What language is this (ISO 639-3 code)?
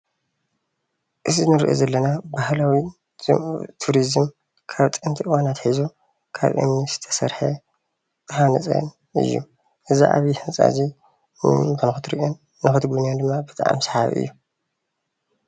tir